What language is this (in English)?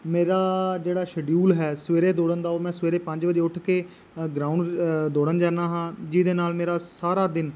Punjabi